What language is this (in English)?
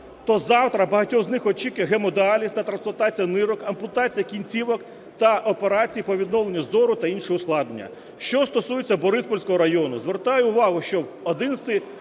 Ukrainian